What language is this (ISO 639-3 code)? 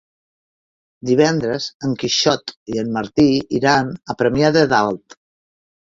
cat